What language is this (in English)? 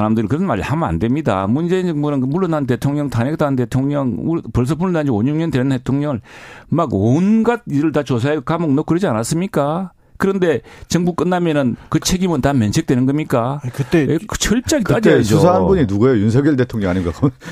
Korean